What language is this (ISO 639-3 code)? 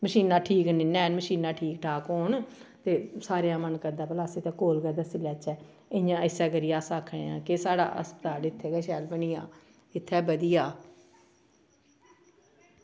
doi